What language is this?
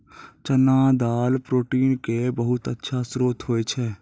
Maithili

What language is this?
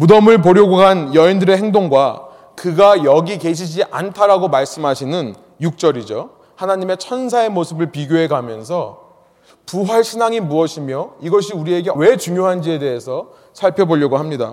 Korean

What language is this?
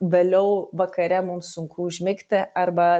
Lithuanian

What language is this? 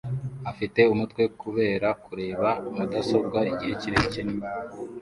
Kinyarwanda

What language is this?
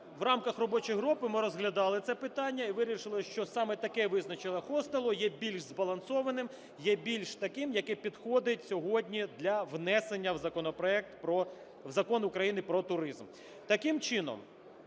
Ukrainian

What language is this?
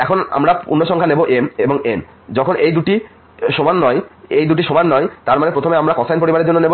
Bangla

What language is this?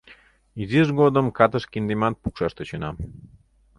Mari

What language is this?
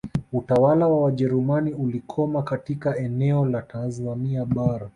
Swahili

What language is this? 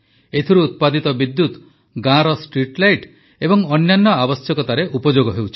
Odia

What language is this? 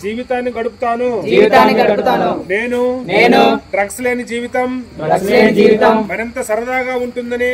Telugu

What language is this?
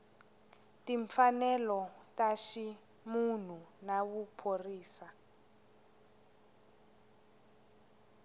Tsonga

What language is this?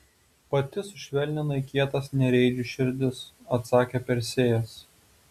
Lithuanian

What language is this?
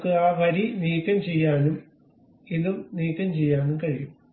Malayalam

